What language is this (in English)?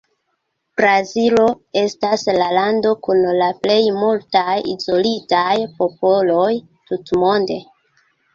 Esperanto